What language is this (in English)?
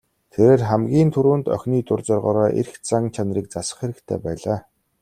Mongolian